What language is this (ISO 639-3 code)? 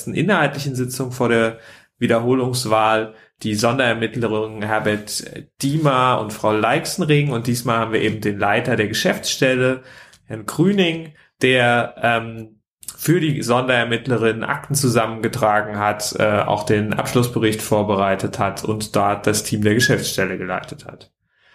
deu